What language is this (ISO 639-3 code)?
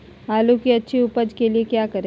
mag